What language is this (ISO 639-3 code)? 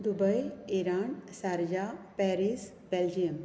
kok